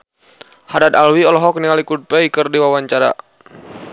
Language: Sundanese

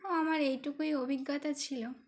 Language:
Bangla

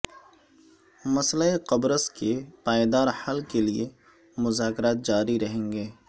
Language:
Urdu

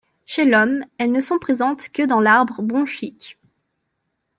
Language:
French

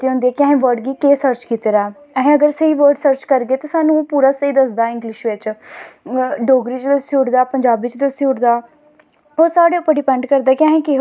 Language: Dogri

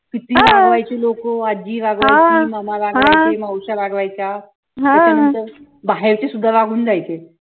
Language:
Marathi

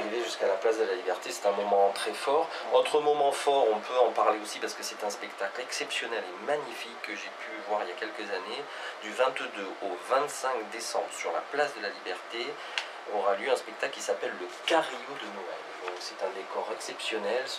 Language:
French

